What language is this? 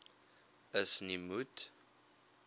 Afrikaans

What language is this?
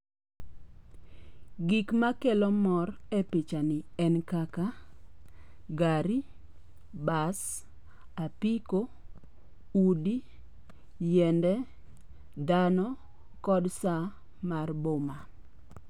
Luo (Kenya and Tanzania)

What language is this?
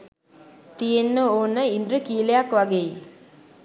Sinhala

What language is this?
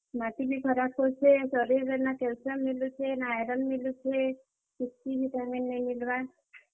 Odia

